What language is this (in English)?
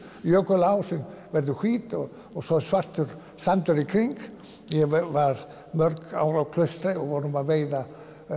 Icelandic